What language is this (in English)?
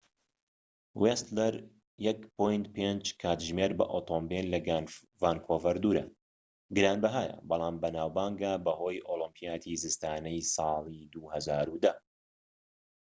Central Kurdish